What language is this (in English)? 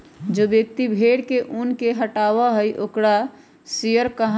Magahi